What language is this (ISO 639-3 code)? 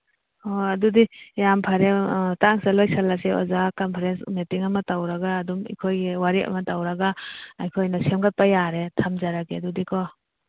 mni